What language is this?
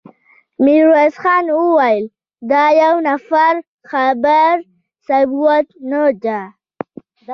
Pashto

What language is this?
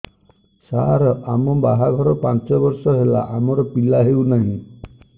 Odia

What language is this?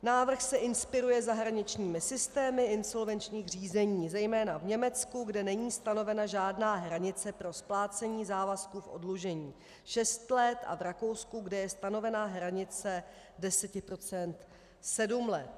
Czech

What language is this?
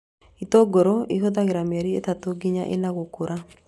Kikuyu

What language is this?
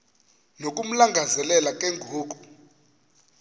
Xhosa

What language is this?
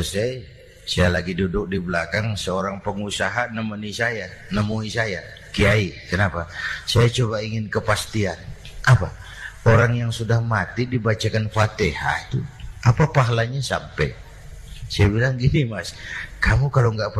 Indonesian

